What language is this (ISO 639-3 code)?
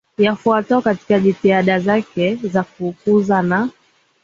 swa